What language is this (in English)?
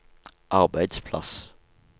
Norwegian